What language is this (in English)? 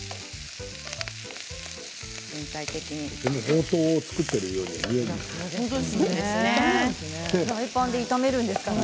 Japanese